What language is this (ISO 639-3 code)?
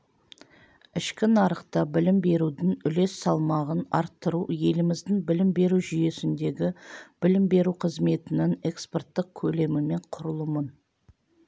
kaz